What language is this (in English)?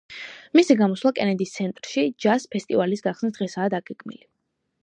Georgian